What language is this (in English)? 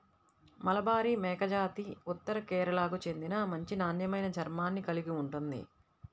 Telugu